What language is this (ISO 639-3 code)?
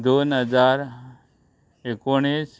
kok